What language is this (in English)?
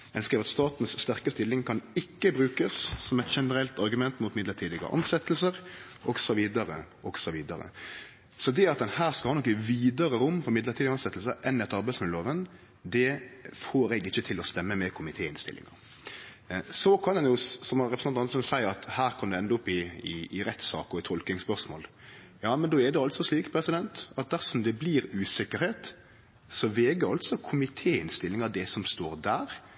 Norwegian Nynorsk